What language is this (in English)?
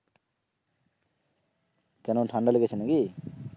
Bangla